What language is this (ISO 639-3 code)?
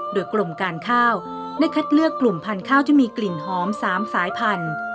tha